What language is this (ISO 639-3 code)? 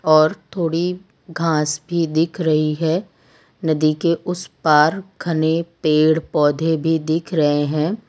hin